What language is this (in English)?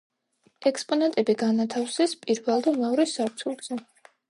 Georgian